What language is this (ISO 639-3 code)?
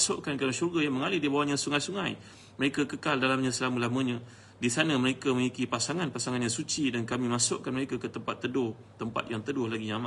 msa